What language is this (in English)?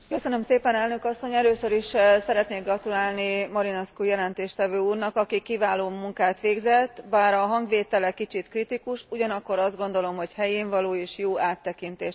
Hungarian